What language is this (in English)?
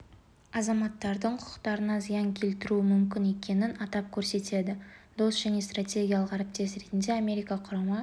Kazakh